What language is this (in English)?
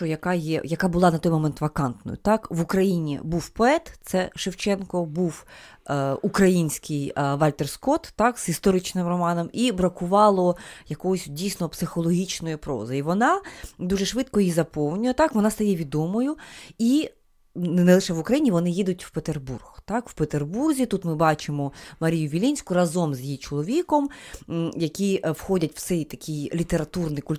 Ukrainian